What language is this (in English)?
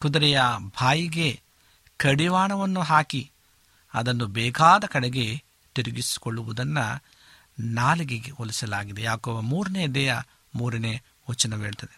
Kannada